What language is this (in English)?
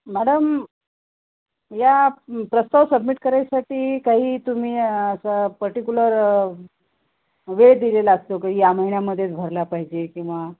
Marathi